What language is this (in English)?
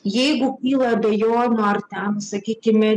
Lithuanian